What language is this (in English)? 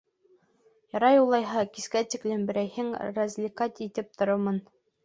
Bashkir